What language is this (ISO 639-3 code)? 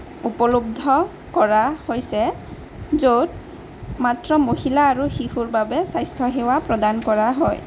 asm